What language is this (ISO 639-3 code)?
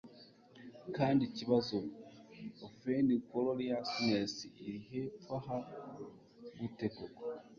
kin